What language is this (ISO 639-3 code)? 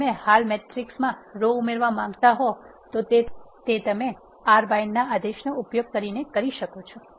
guj